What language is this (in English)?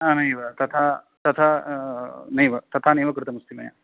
Sanskrit